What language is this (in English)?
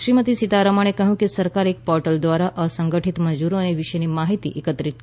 Gujarati